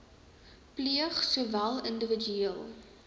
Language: Afrikaans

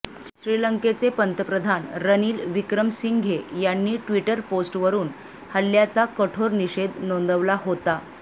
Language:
Marathi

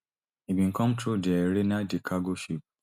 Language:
Nigerian Pidgin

